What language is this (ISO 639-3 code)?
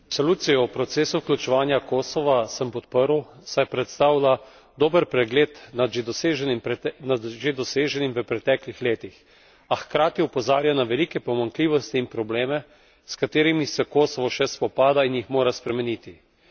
slv